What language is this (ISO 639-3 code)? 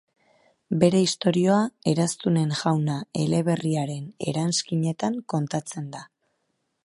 eus